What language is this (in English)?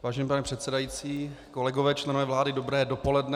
Czech